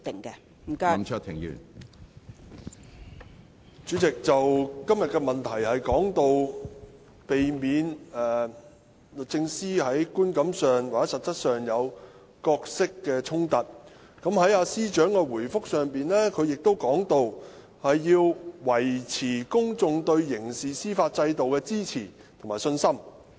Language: Cantonese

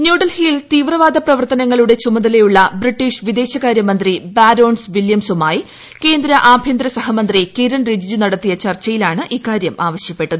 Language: Malayalam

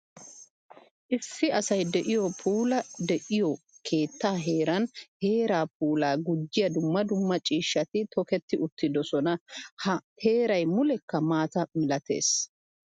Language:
Wolaytta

